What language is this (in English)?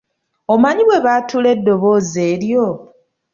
Ganda